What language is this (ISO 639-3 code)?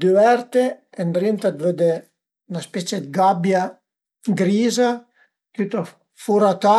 pms